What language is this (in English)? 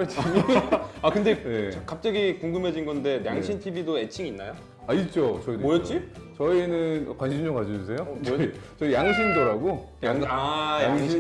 Korean